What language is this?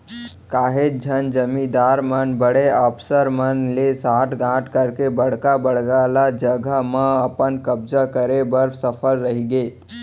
Chhattisgarhi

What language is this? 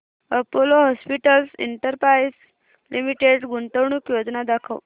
Marathi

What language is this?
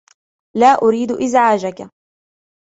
Arabic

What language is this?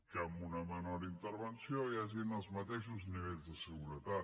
Catalan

